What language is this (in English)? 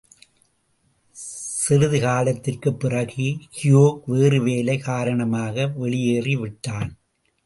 Tamil